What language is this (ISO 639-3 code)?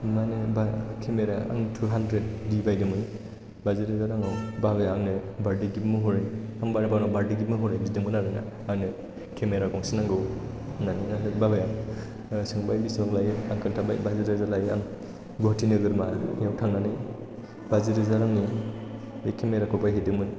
brx